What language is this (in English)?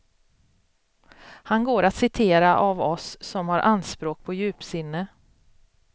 Swedish